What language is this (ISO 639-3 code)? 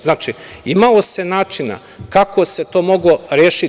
srp